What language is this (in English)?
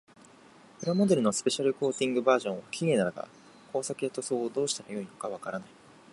Japanese